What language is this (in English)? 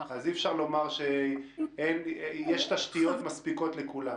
Hebrew